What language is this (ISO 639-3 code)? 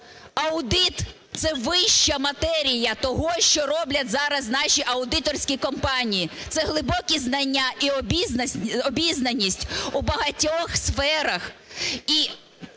ukr